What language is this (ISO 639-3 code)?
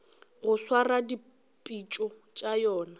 nso